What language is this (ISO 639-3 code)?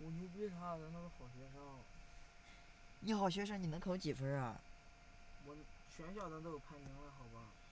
zho